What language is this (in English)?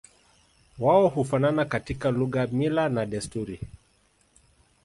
Swahili